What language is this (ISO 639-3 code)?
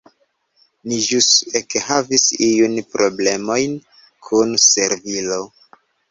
epo